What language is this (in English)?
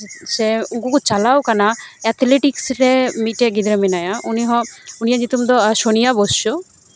Santali